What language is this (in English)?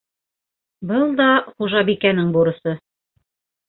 Bashkir